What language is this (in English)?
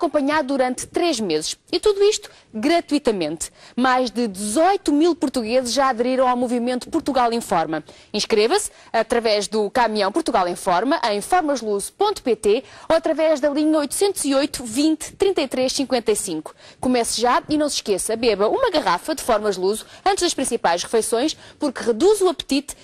Portuguese